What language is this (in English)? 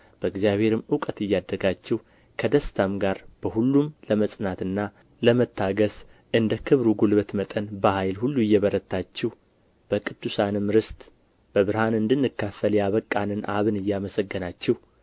Amharic